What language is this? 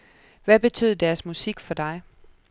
Danish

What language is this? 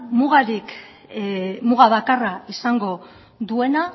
Basque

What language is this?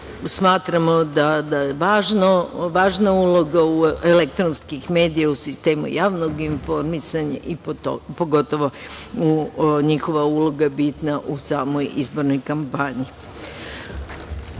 Serbian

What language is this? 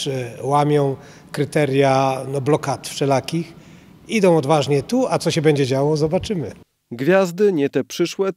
Polish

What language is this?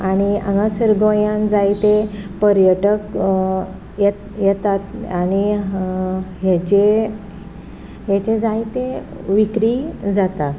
Konkani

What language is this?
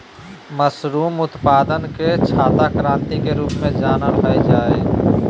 Magahi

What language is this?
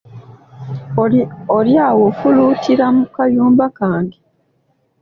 Ganda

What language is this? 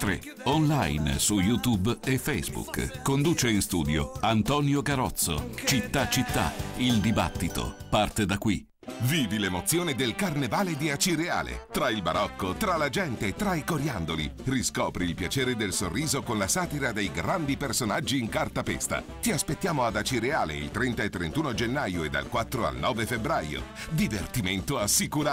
Italian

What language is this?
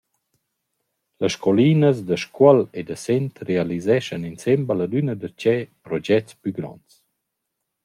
Romansh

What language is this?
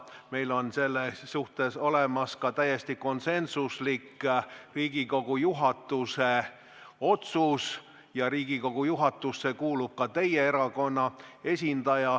Estonian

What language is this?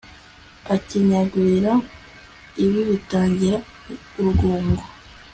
Kinyarwanda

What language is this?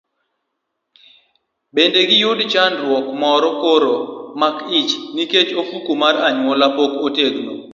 Luo (Kenya and Tanzania)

